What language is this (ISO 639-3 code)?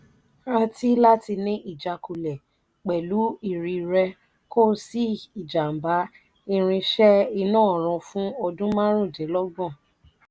yor